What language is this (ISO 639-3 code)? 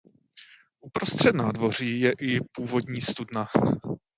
ces